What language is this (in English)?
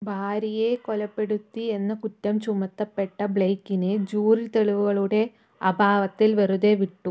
Malayalam